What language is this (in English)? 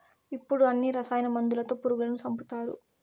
Telugu